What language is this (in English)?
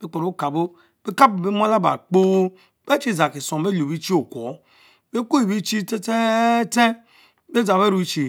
Mbe